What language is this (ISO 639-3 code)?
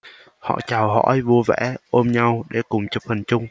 vie